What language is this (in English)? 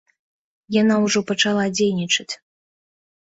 Belarusian